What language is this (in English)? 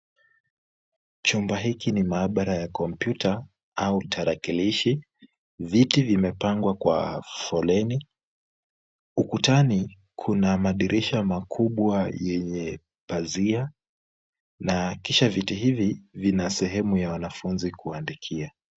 Swahili